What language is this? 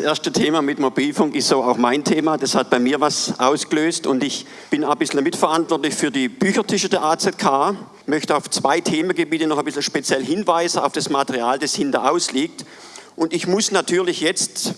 German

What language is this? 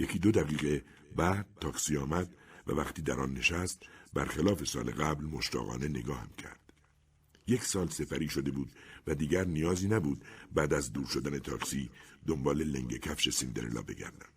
Persian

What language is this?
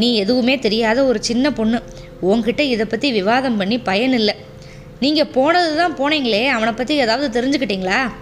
Tamil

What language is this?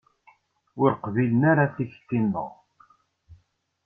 Kabyle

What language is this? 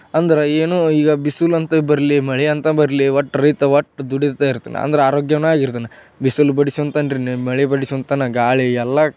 Kannada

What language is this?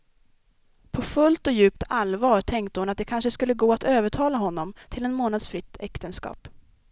Swedish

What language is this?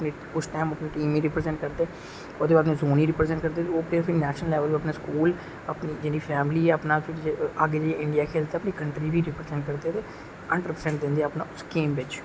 Dogri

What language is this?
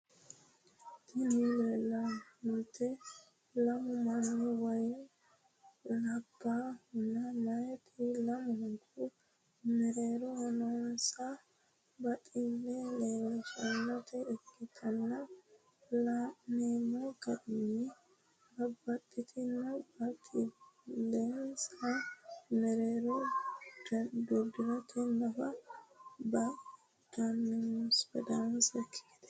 Sidamo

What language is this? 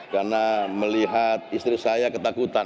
Indonesian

